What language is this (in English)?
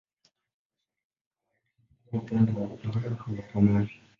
Swahili